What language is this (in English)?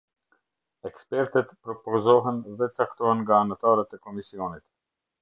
Albanian